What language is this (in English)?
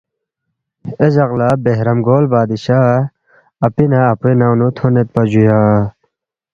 Balti